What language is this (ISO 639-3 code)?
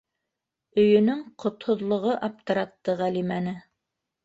bak